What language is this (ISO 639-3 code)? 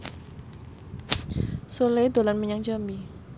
jav